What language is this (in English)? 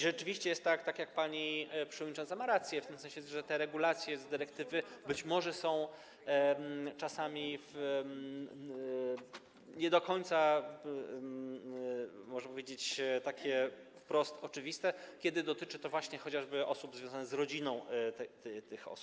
Polish